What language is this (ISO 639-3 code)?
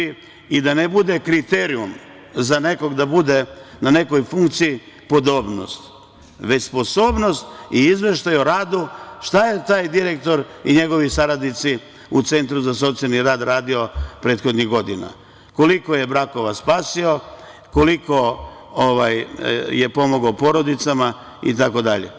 srp